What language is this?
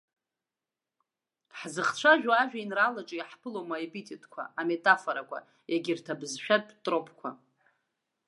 Abkhazian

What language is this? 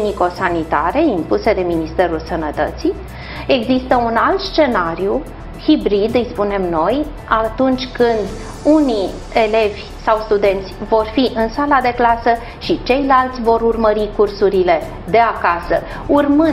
Romanian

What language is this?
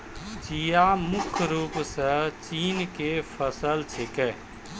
Maithili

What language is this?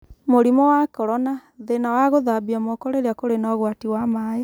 Kikuyu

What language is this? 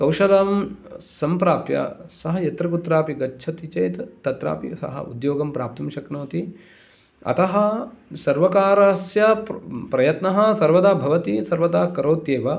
Sanskrit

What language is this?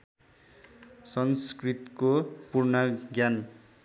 Nepali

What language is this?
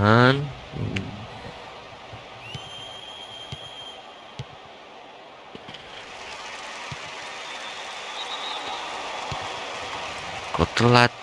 Indonesian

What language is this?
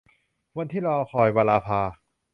Thai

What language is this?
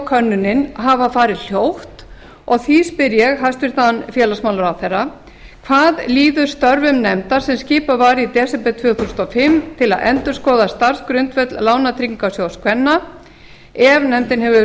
Icelandic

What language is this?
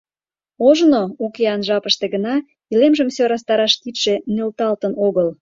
Mari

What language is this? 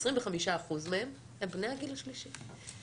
Hebrew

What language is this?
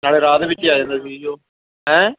Punjabi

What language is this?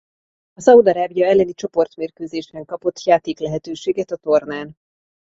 Hungarian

